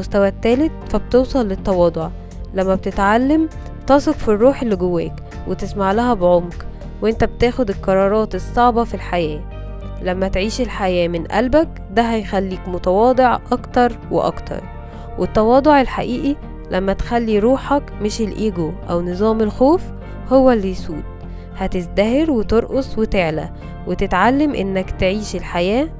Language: Arabic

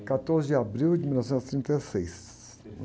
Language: Portuguese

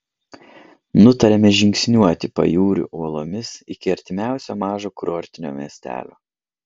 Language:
Lithuanian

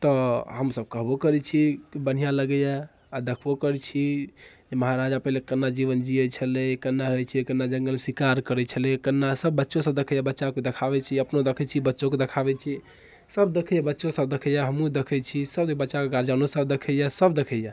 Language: Maithili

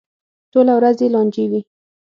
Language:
Pashto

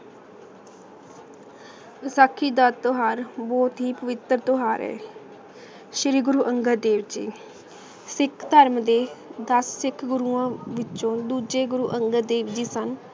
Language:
Punjabi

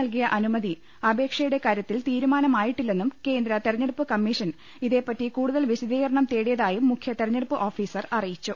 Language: Malayalam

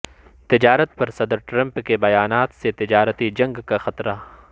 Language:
Urdu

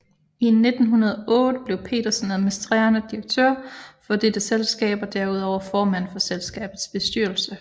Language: Danish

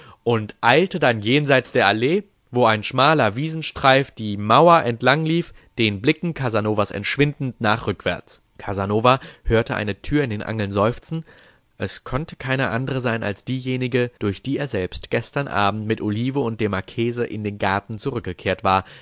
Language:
German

